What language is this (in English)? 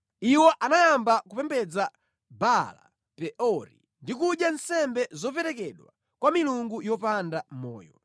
Nyanja